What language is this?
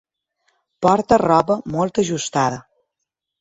Catalan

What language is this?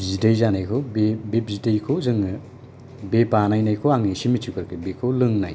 Bodo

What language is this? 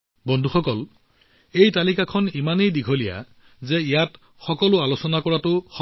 Assamese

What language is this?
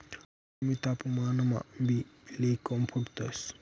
Marathi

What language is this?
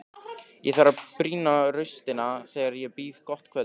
Icelandic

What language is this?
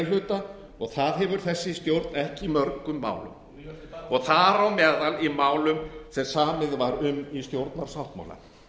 Icelandic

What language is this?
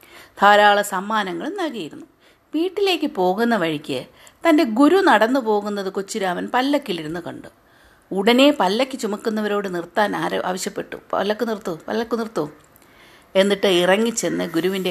Malayalam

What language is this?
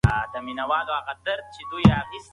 Pashto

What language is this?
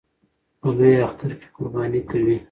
Pashto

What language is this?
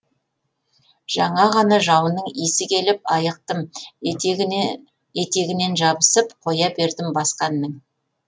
Kazakh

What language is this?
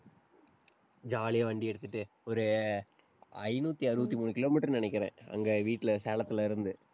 Tamil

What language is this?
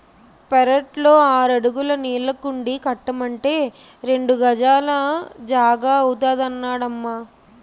Telugu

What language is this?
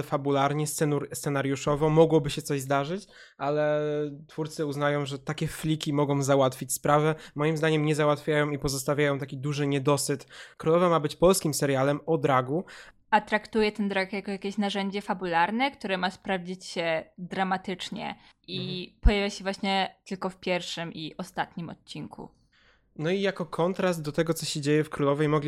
Polish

